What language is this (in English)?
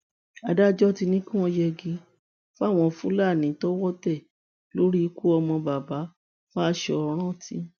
Yoruba